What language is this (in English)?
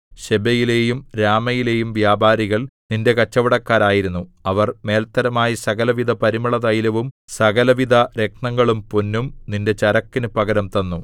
Malayalam